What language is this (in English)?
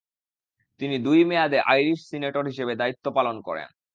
Bangla